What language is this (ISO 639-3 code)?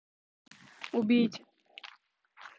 rus